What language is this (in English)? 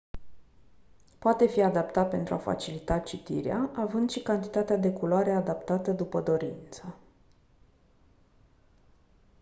Romanian